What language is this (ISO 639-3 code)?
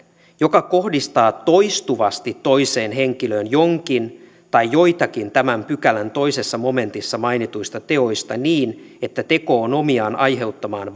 fin